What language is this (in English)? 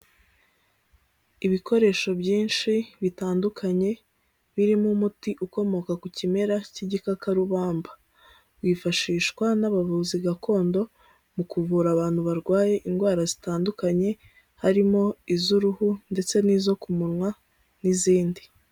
Kinyarwanda